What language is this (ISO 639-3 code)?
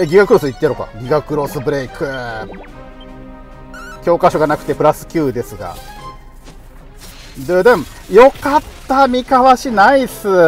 jpn